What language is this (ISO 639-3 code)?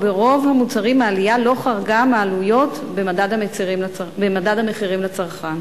heb